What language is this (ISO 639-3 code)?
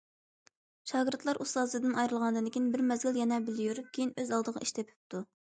uig